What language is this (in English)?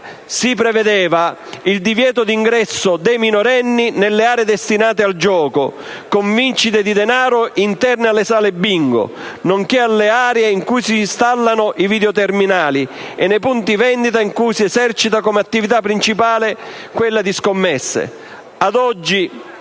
Italian